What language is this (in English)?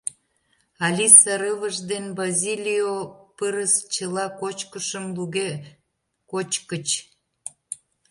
Mari